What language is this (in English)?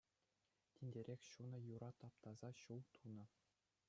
Chuvash